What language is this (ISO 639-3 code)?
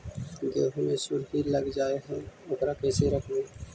mag